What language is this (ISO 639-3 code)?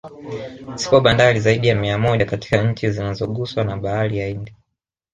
swa